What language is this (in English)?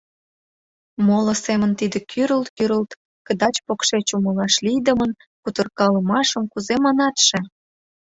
Mari